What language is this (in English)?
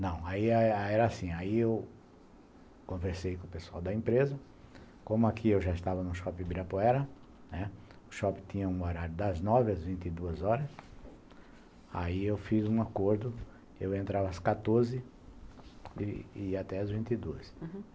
Portuguese